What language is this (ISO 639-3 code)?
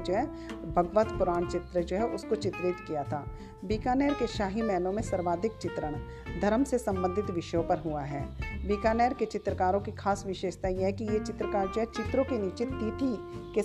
hin